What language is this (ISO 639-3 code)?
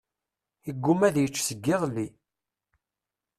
kab